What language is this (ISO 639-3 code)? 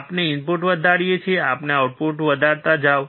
guj